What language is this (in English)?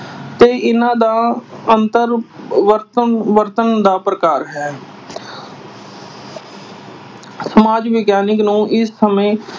Punjabi